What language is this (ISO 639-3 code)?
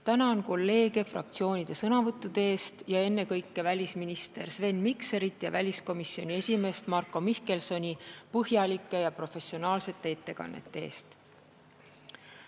est